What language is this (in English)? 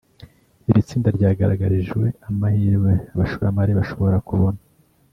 Kinyarwanda